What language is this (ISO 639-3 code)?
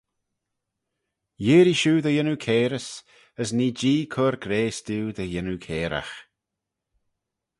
glv